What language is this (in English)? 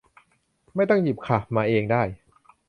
Thai